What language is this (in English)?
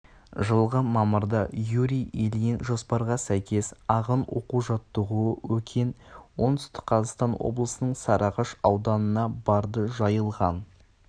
Kazakh